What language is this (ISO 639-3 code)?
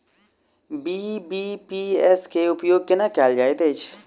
mai